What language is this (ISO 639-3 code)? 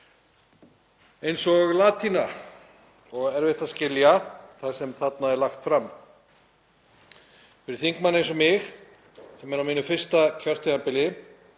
isl